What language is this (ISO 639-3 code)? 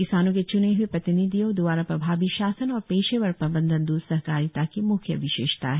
hin